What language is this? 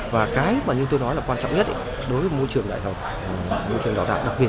Vietnamese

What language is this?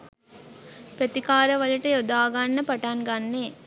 Sinhala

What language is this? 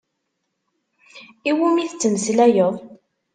Kabyle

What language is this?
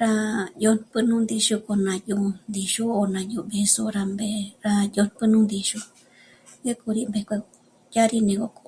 Michoacán Mazahua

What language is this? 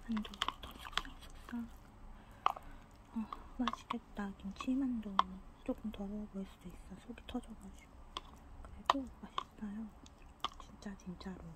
Korean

